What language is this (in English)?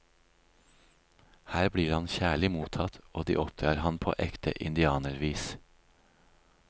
Norwegian